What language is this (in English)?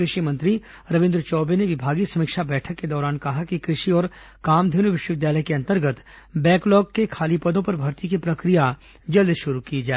Hindi